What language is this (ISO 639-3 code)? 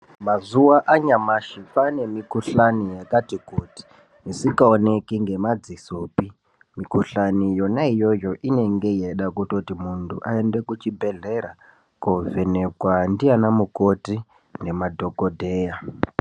ndc